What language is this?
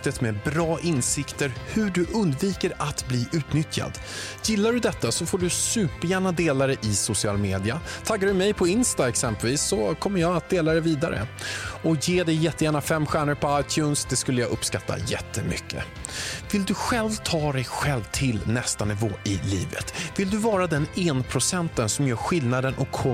Swedish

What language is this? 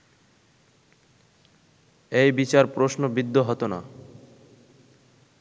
Bangla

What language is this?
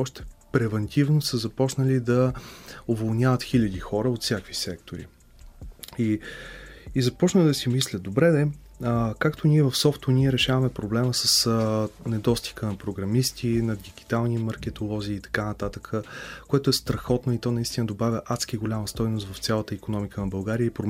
Bulgarian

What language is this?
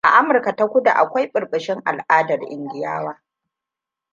Hausa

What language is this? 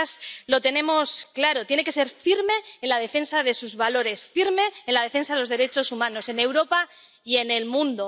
Spanish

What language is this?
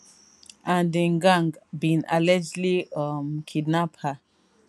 Nigerian Pidgin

